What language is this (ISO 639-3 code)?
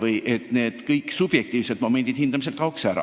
est